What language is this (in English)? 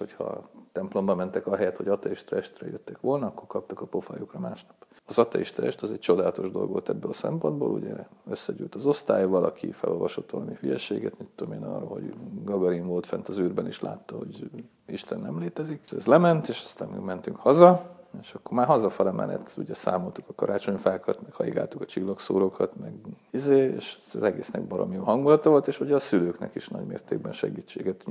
Hungarian